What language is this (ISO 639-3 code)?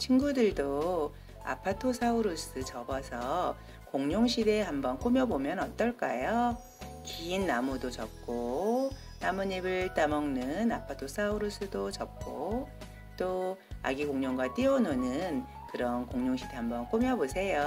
kor